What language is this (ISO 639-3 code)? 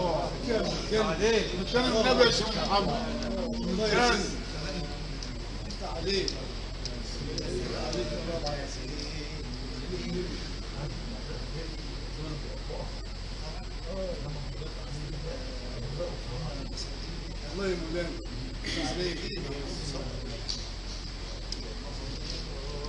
ara